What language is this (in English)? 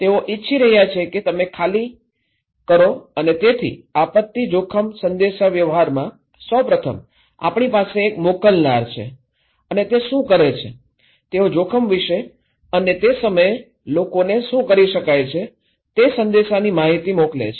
Gujarati